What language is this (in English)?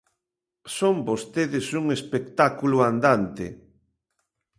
Galician